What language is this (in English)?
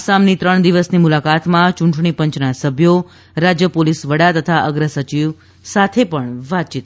Gujarati